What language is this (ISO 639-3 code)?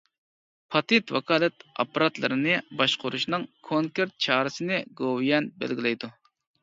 uig